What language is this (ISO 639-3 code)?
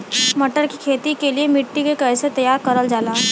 bho